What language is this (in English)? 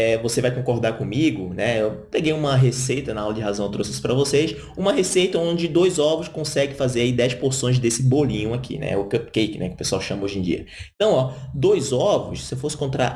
Portuguese